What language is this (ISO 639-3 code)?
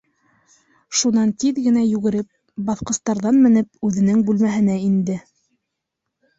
bak